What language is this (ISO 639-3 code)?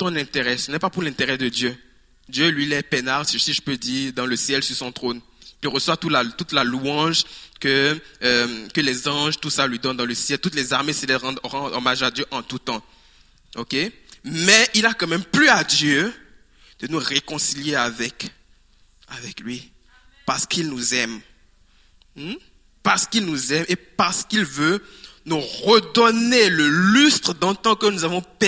fra